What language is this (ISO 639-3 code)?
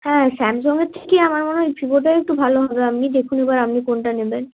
ben